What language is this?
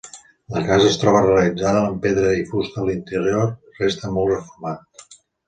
Catalan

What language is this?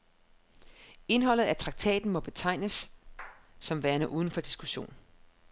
Danish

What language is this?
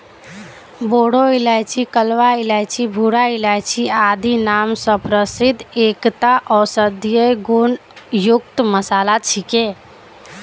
Magahi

